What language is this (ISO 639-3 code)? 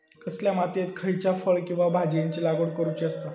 mar